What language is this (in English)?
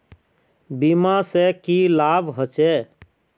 Magahi